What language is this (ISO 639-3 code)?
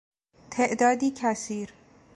fas